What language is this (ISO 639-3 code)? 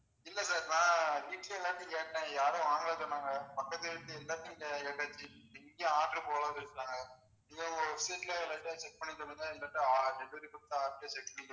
tam